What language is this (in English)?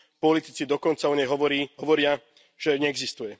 Slovak